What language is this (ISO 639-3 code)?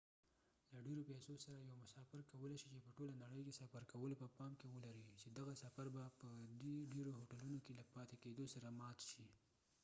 pus